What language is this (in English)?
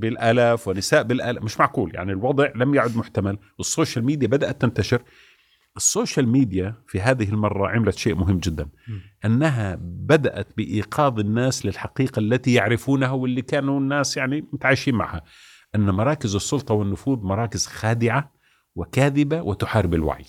Arabic